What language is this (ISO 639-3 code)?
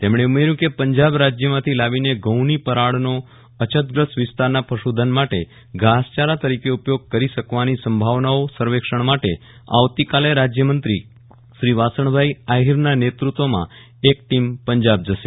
guj